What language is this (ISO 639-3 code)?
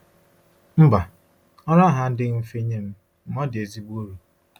ibo